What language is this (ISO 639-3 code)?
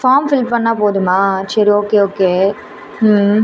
tam